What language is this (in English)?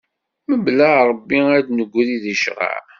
Kabyle